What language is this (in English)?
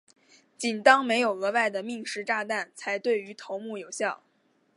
Chinese